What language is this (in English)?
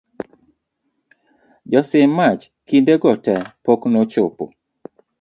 Luo (Kenya and Tanzania)